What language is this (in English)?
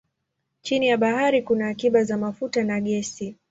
Swahili